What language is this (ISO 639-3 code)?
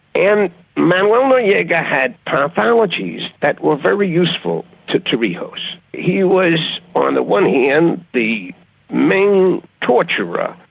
eng